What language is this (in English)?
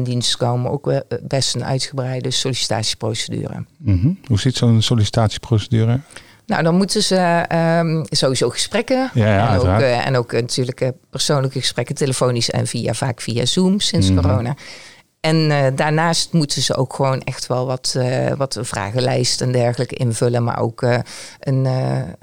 Dutch